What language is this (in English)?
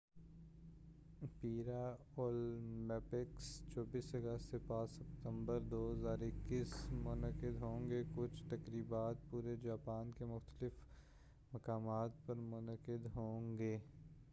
Urdu